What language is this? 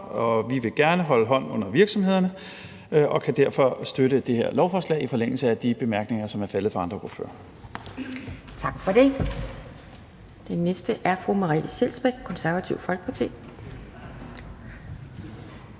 Danish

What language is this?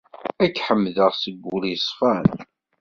Kabyle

